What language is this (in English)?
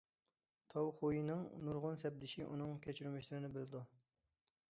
Uyghur